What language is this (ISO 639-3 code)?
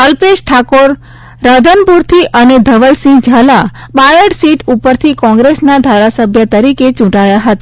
guj